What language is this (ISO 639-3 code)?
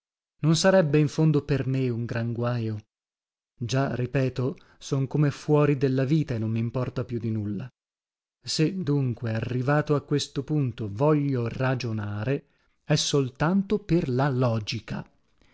ita